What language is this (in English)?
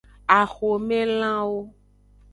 Aja (Benin)